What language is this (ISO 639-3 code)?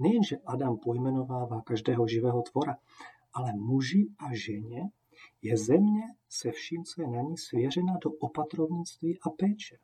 ces